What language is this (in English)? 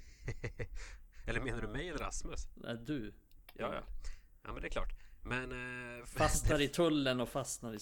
Swedish